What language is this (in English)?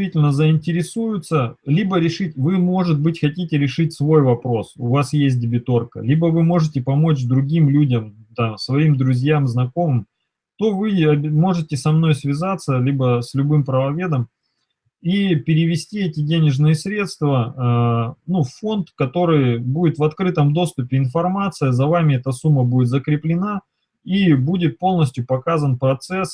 Russian